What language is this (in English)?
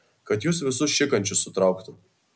Lithuanian